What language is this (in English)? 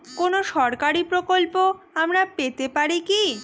Bangla